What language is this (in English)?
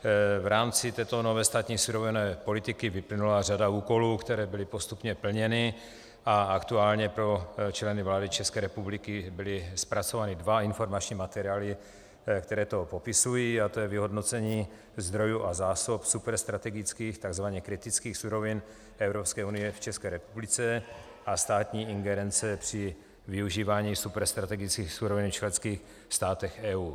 Czech